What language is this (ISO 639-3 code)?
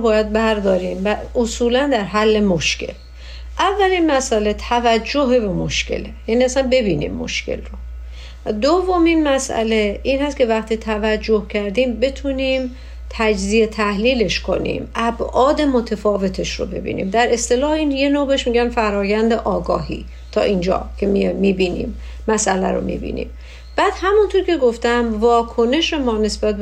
fas